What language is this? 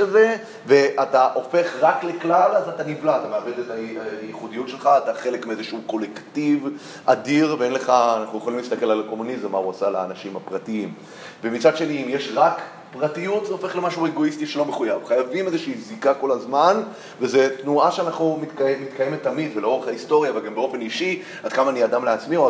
Hebrew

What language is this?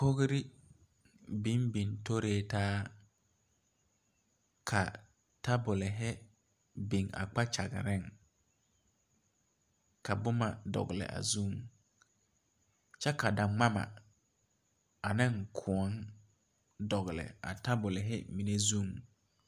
Southern Dagaare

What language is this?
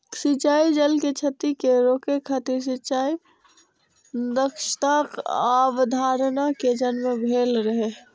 Maithili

